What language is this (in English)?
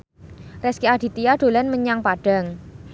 Javanese